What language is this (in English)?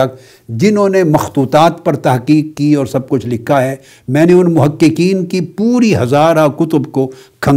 Urdu